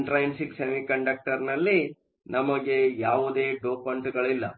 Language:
Kannada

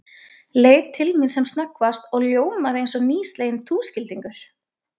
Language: Icelandic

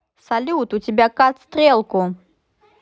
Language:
Russian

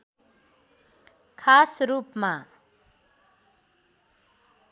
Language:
Nepali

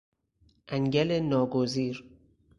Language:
Persian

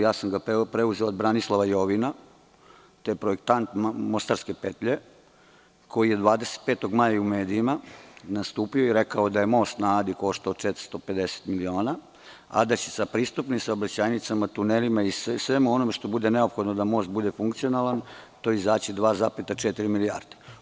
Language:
Serbian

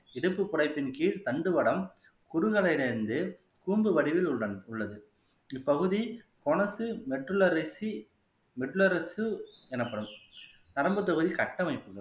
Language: Tamil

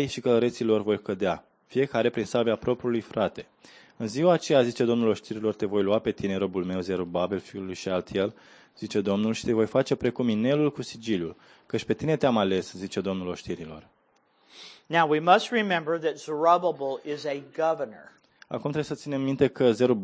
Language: Romanian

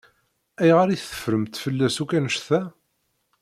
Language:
Kabyle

